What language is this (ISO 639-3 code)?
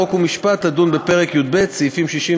heb